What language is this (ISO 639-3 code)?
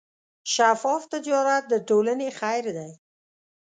pus